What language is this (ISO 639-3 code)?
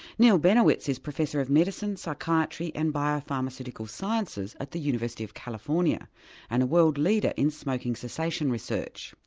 eng